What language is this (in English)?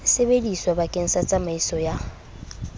Southern Sotho